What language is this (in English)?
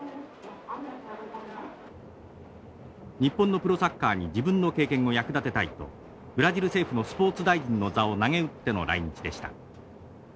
Japanese